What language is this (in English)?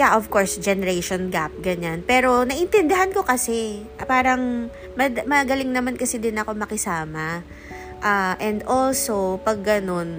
Filipino